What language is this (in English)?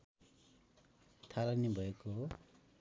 Nepali